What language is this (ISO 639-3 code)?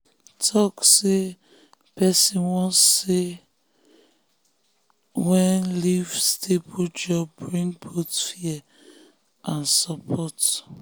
pcm